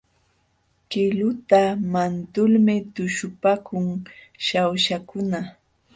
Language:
Jauja Wanca Quechua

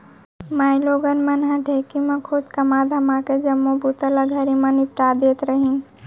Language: Chhattisgarhi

